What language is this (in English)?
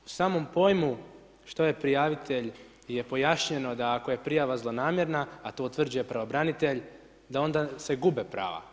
Croatian